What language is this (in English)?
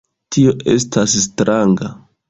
Esperanto